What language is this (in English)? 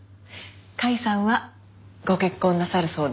Japanese